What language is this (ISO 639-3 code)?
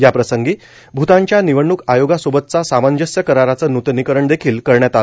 mar